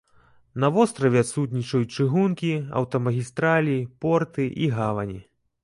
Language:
Belarusian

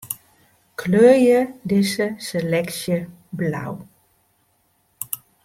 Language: Western Frisian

